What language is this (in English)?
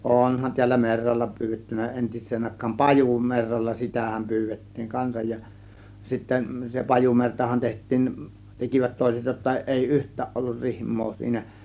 Finnish